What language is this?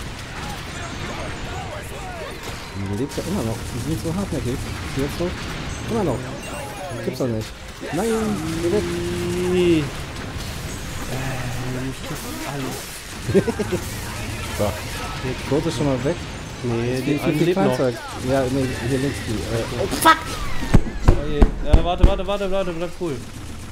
German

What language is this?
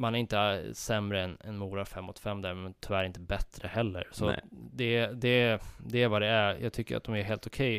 Swedish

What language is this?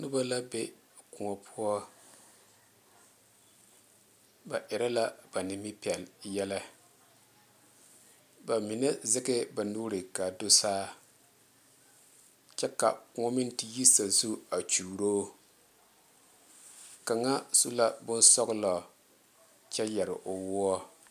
Southern Dagaare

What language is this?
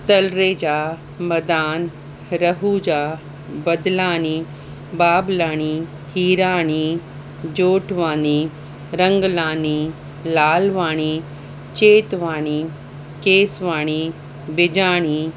Sindhi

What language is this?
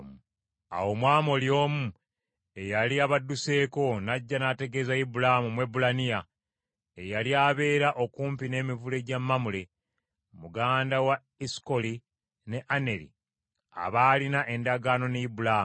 Ganda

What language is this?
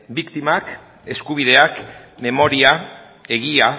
Basque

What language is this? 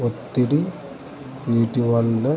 Telugu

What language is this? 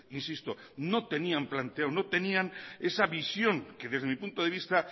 Spanish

